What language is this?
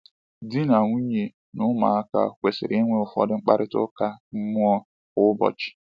Igbo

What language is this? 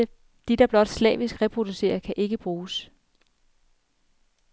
Danish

